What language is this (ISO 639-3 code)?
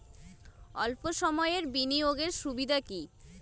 ben